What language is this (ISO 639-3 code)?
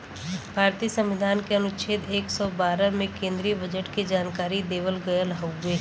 bho